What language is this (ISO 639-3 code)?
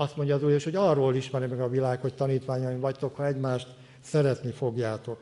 hun